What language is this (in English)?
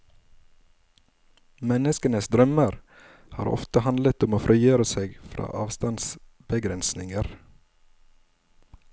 Norwegian